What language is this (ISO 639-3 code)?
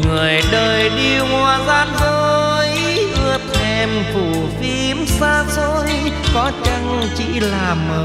vie